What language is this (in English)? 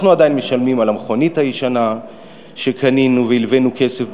Hebrew